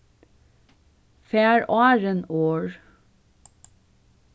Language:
Faroese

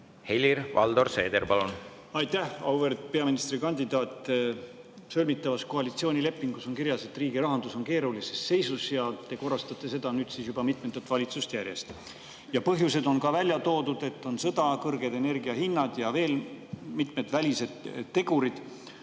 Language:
Estonian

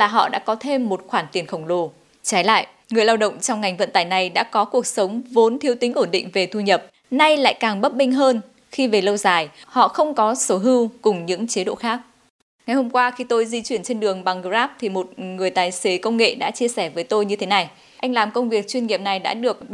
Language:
Vietnamese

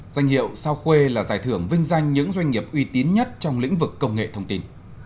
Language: Vietnamese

